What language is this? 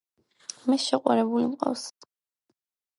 Georgian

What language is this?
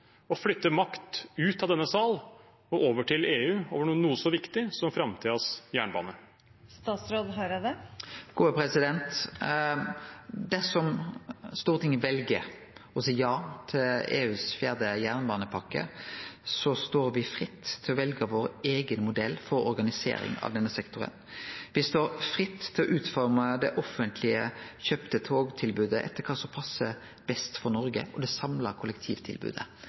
Norwegian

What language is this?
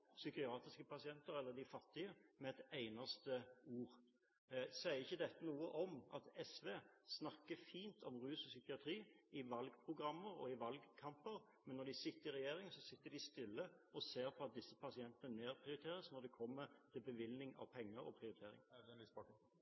Norwegian Bokmål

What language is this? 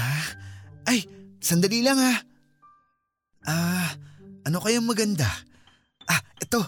Filipino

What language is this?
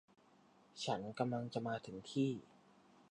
Thai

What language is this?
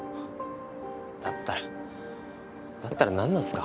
Japanese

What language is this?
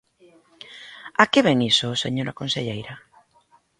Galician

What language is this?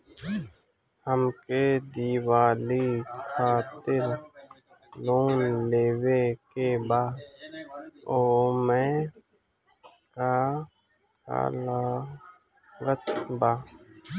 Bhojpuri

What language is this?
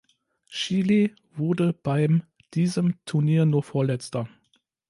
German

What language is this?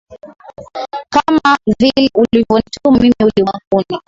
Swahili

